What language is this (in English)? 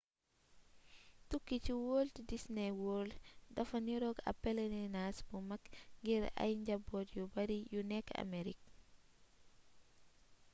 Wolof